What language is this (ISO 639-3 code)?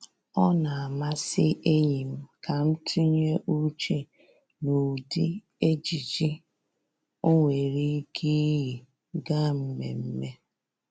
ibo